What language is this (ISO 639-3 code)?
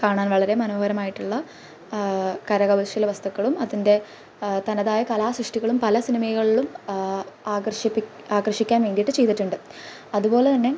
mal